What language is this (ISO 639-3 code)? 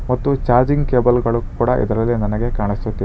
kan